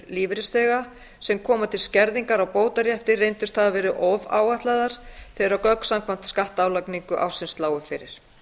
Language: Icelandic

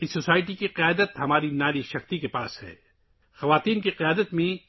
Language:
Urdu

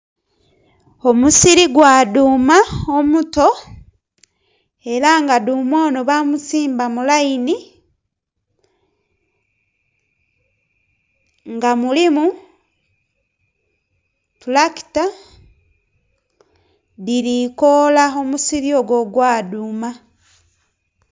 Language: Soga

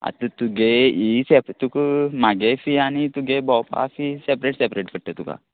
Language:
Konkani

